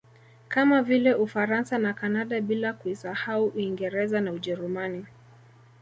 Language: Swahili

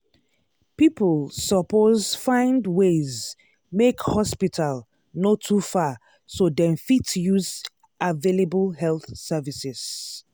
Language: Nigerian Pidgin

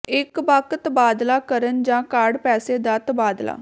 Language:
Punjabi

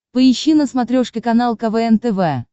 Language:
Russian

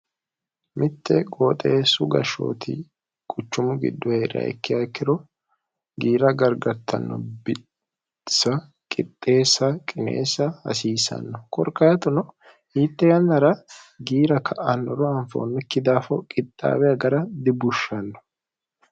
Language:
Sidamo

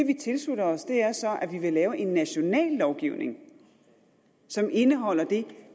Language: Danish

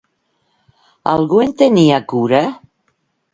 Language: Catalan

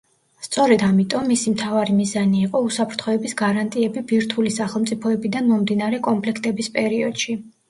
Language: Georgian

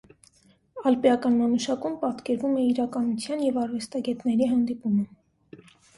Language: Armenian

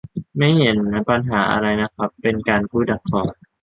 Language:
Thai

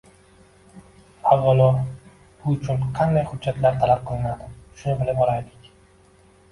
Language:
Uzbek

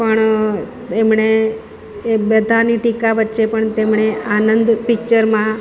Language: Gujarati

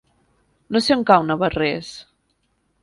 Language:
Catalan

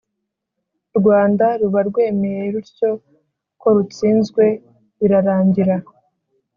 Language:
Kinyarwanda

